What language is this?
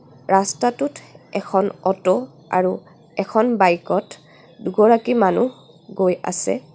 Assamese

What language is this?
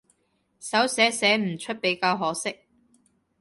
Cantonese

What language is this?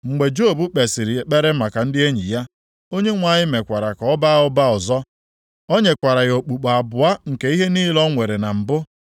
Igbo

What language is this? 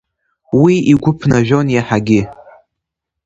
Abkhazian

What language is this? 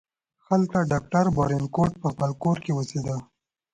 Pashto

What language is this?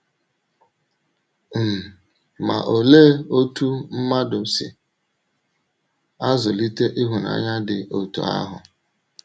Igbo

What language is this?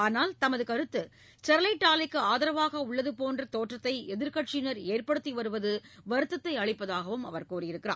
Tamil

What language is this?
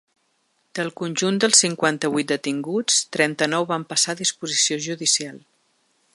Catalan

